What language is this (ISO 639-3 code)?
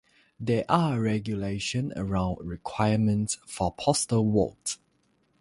eng